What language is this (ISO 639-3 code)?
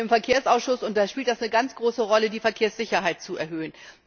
deu